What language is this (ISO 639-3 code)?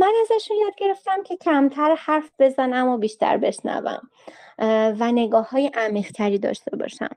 fas